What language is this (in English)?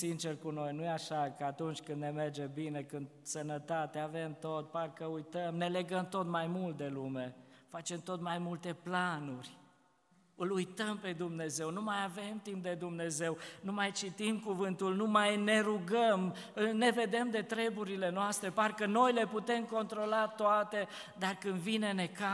Romanian